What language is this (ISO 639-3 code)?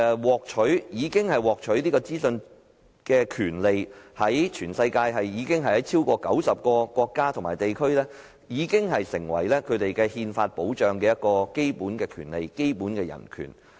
yue